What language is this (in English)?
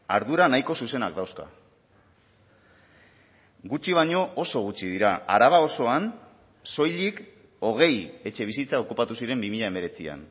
Basque